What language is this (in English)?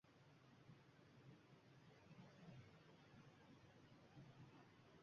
Uzbek